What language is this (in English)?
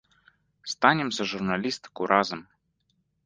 Belarusian